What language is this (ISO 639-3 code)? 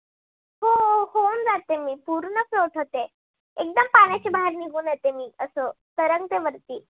mar